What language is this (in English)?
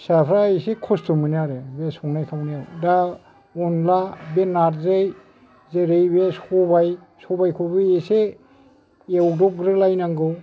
Bodo